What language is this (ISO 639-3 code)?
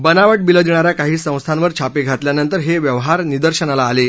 mar